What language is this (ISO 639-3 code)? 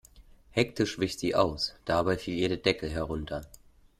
deu